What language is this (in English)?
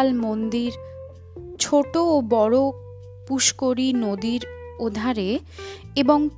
Bangla